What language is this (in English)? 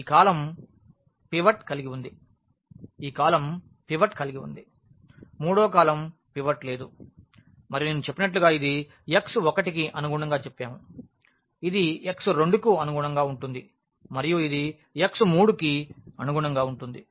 Telugu